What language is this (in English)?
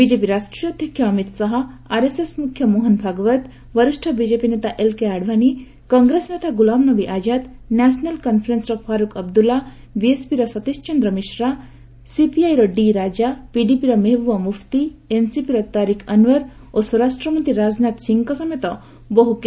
Odia